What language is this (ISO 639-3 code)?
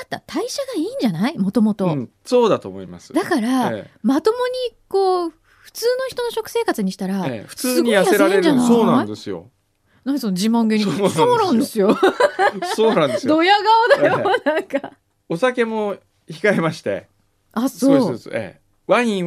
jpn